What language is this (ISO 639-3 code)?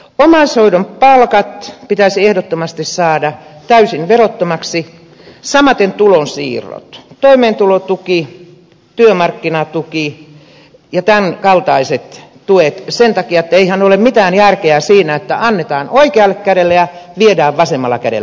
fin